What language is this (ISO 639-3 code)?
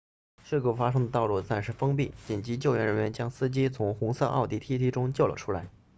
zho